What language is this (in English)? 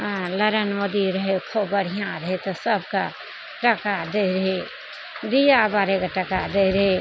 Maithili